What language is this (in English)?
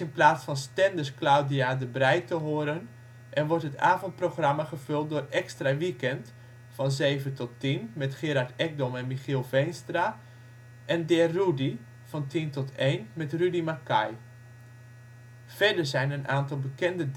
Dutch